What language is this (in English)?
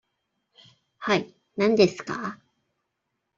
Japanese